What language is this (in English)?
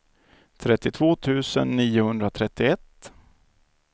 Swedish